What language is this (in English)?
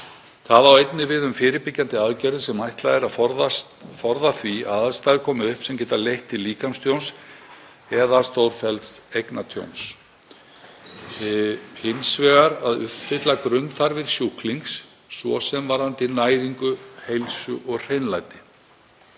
Icelandic